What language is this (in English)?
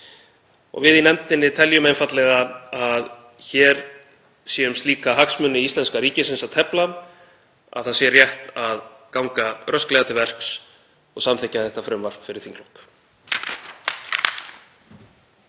Icelandic